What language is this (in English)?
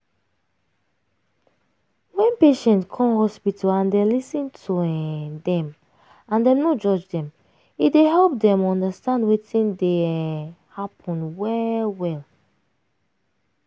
Nigerian Pidgin